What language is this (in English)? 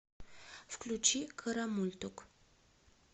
Russian